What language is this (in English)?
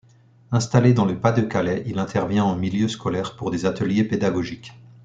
French